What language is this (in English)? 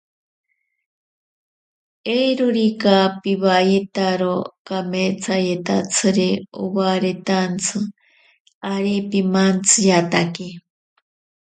Ashéninka Perené